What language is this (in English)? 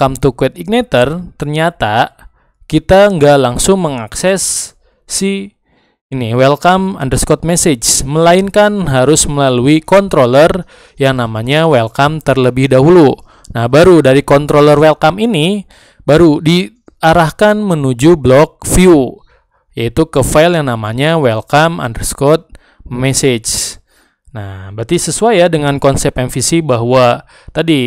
Indonesian